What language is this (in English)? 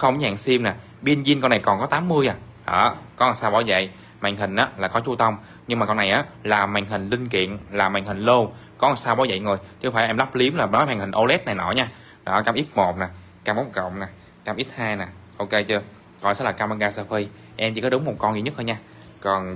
Vietnamese